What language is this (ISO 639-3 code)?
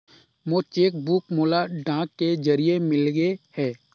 hne